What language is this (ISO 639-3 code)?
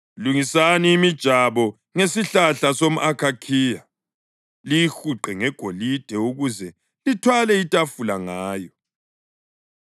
nde